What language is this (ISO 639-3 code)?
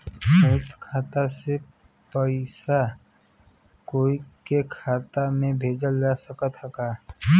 bho